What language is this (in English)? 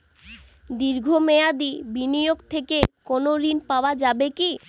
Bangla